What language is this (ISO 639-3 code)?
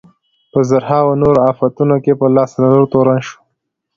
pus